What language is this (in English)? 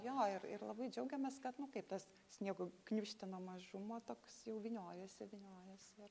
Lithuanian